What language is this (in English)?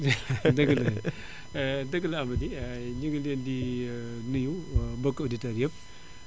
Wolof